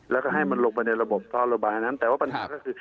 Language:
Thai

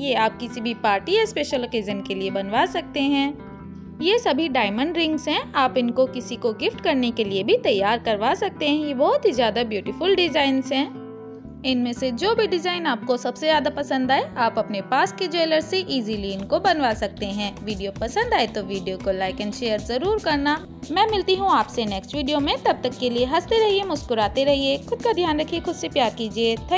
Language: Hindi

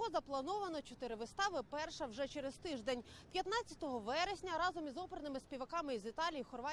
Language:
Ukrainian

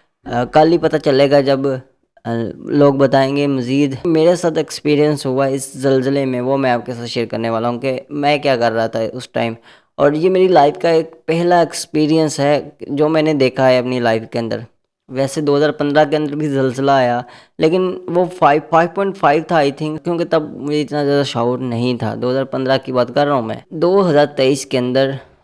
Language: Hindi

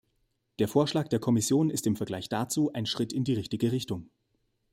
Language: German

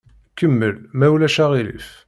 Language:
Kabyle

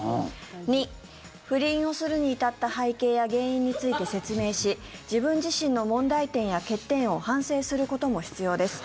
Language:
Japanese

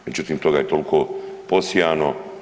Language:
Croatian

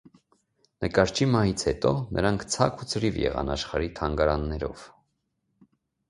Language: Armenian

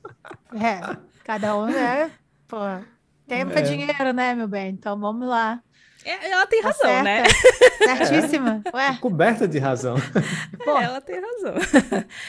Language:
Portuguese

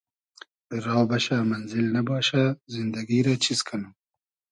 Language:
Hazaragi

